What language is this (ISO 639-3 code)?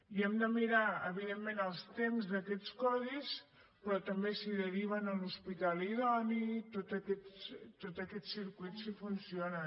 cat